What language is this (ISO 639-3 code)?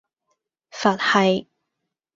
yue